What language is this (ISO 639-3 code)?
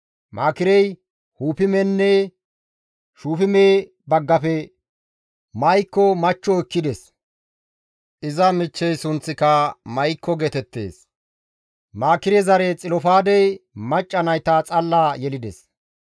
gmv